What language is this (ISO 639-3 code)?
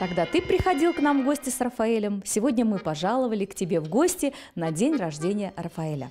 rus